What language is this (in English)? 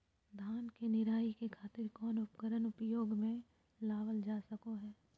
Magahi